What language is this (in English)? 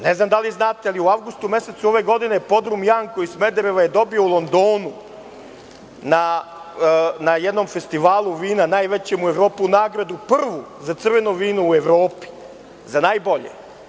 Serbian